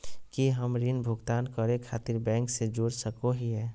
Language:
Magahi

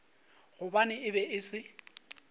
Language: Northern Sotho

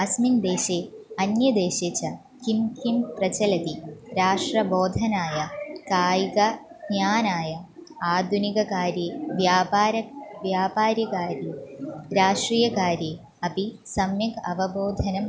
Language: Sanskrit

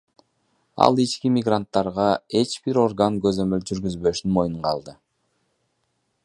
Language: Kyrgyz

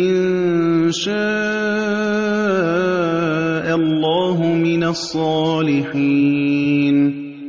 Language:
Arabic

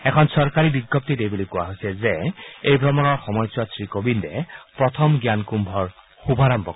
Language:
Assamese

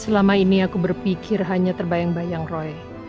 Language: Indonesian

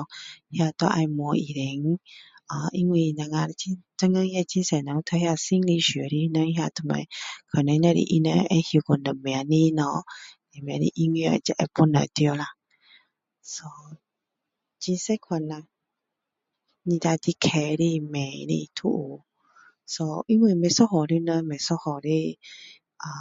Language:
Min Dong Chinese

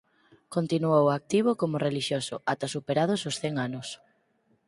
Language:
Galician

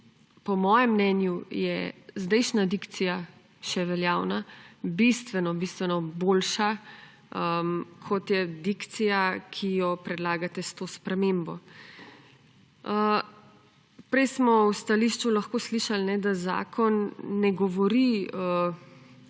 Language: Slovenian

